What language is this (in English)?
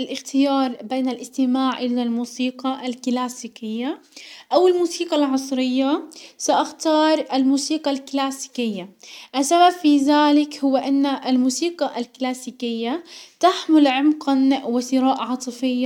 Hijazi Arabic